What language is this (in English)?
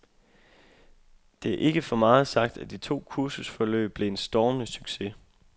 Danish